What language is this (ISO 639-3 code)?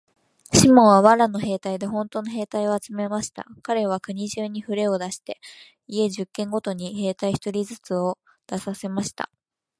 jpn